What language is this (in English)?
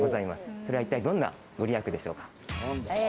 Japanese